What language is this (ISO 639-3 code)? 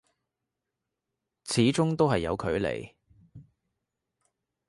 yue